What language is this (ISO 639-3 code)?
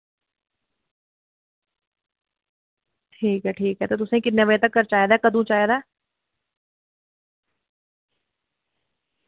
doi